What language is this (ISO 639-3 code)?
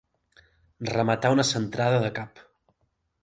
cat